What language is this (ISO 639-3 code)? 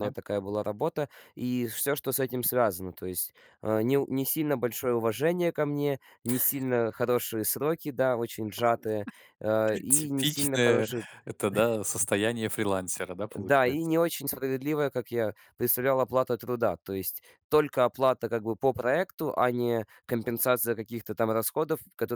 rus